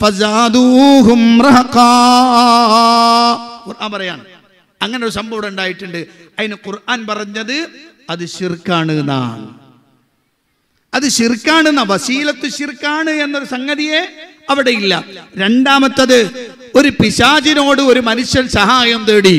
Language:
Malayalam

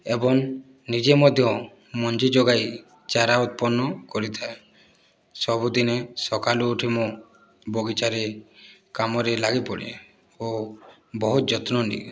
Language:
Odia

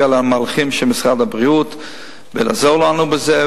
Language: Hebrew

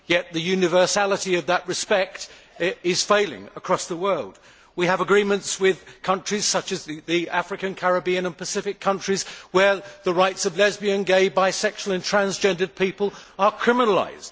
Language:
English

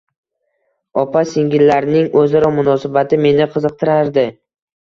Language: Uzbek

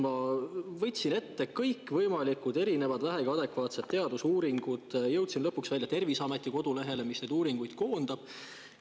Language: Estonian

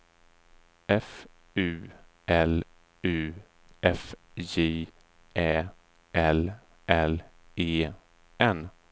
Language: Swedish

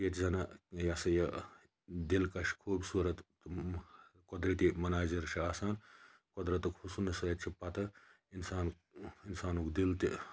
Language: Kashmiri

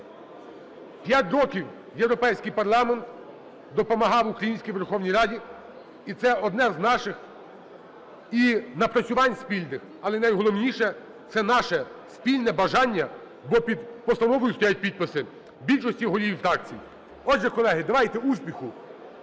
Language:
Ukrainian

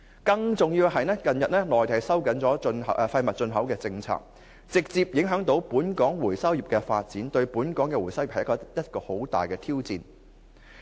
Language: Cantonese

